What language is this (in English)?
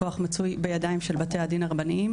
Hebrew